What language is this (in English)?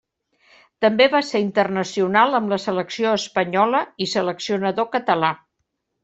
Catalan